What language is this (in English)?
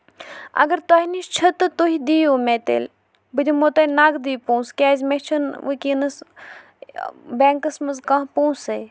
Kashmiri